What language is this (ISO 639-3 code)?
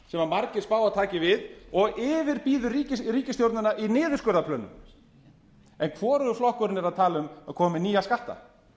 isl